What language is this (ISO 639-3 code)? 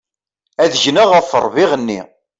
kab